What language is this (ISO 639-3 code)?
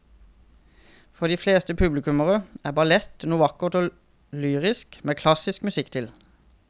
nor